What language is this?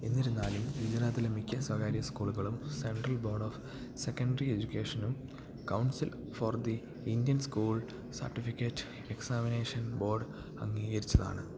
Malayalam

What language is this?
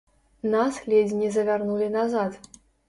Belarusian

